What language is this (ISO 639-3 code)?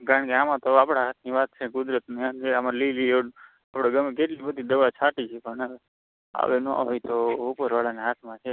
guj